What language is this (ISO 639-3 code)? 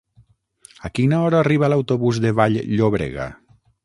cat